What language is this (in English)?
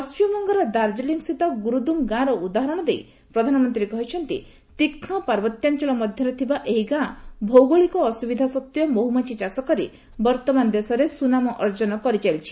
Odia